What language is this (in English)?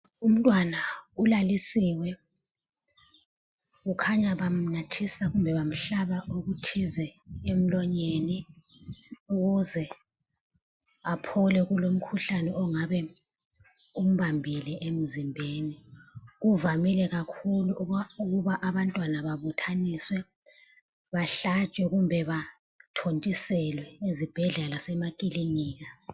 North Ndebele